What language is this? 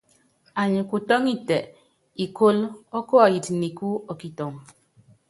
Yangben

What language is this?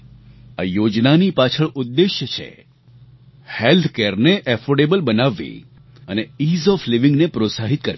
Gujarati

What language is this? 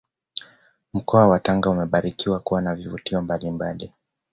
Swahili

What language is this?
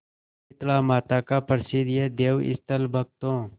Hindi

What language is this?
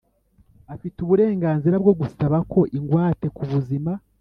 Kinyarwanda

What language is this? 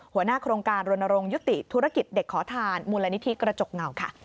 Thai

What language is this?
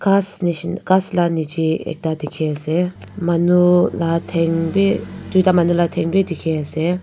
Naga Pidgin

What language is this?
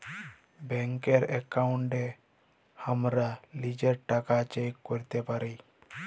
Bangla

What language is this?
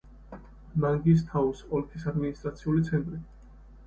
Georgian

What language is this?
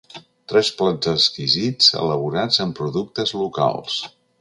Catalan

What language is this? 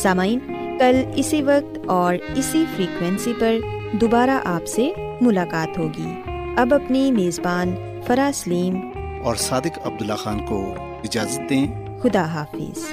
Urdu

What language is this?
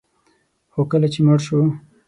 Pashto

